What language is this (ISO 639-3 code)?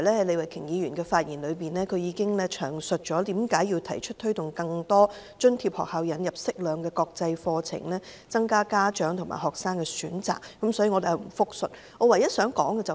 yue